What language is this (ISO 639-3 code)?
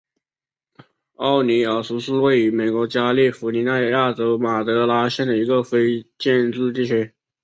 zho